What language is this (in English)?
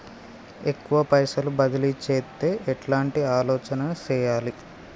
Telugu